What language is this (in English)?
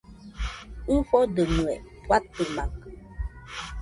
Nüpode Huitoto